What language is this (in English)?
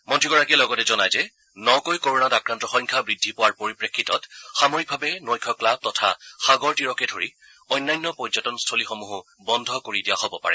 Assamese